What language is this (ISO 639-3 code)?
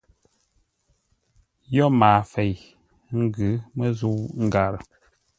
nla